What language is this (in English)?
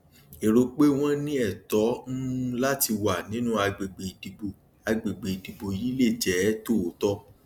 Yoruba